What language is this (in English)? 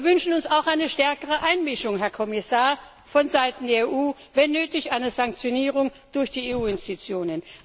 German